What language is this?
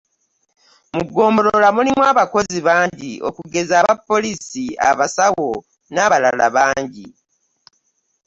Ganda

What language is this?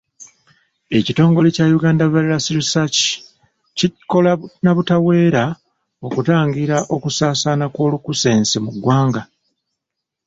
Ganda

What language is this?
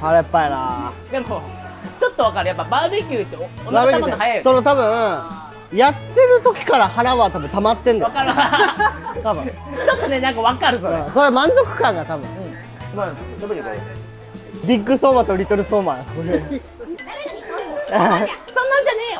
Japanese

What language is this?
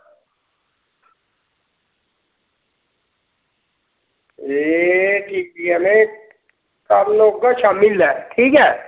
Dogri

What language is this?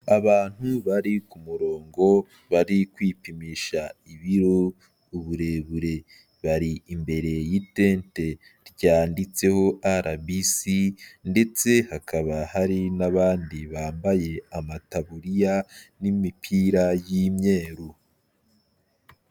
Kinyarwanda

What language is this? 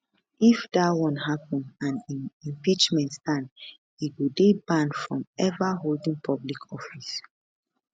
Nigerian Pidgin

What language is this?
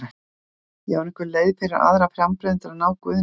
Icelandic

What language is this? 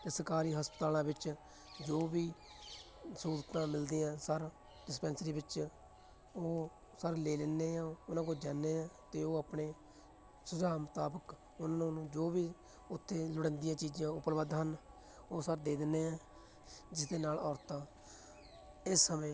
Punjabi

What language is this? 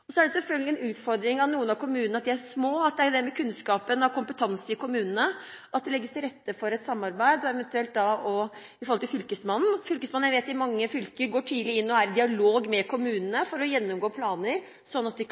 Norwegian Bokmål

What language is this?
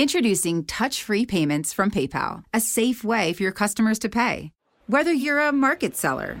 Italian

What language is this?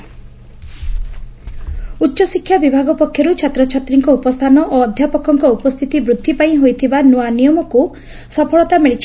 Odia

